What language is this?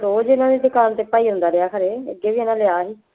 Punjabi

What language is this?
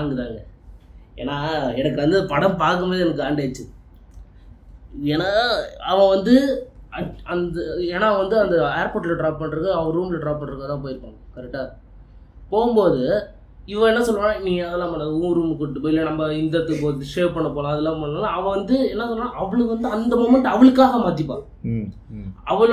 Tamil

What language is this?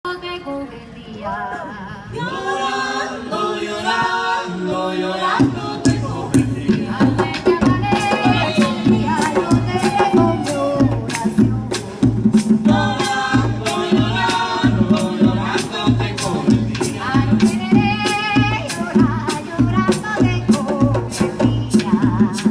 Vietnamese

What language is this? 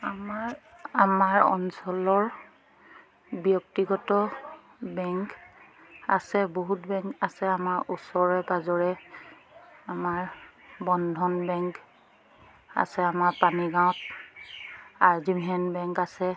Assamese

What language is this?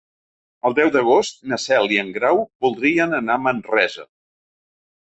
Catalan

